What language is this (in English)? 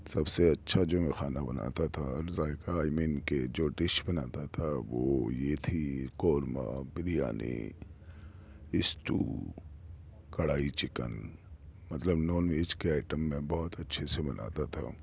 Urdu